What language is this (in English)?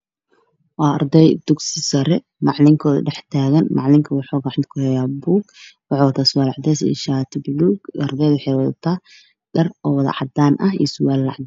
Somali